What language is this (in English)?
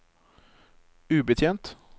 Norwegian